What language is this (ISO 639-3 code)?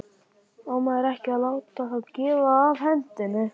isl